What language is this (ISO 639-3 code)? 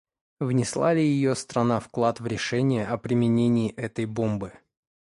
rus